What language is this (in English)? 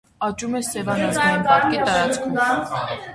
Armenian